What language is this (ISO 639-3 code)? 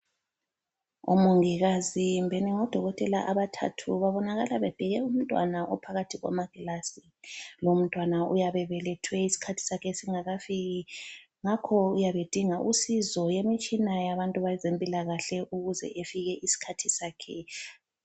nde